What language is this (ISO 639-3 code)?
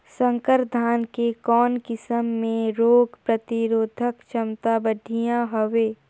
hne